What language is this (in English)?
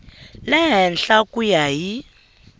Tsonga